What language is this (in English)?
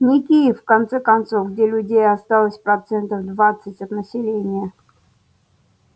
Russian